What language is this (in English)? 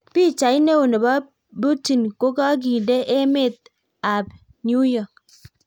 Kalenjin